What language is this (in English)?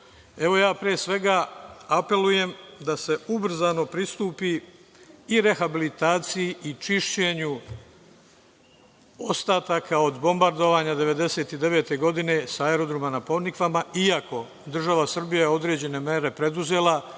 Serbian